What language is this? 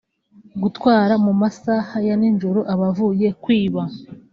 Kinyarwanda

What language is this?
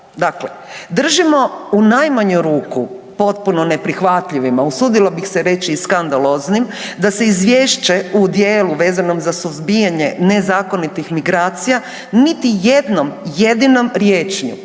Croatian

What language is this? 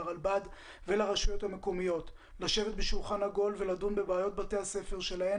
Hebrew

